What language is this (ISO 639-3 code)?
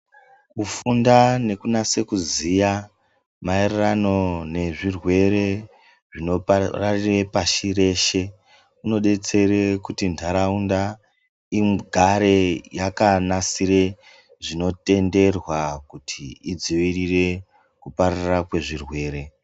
ndc